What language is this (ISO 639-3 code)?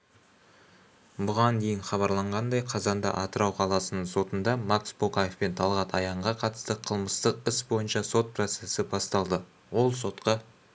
kaz